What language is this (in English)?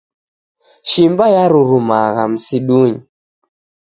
Taita